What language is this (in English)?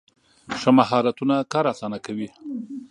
Pashto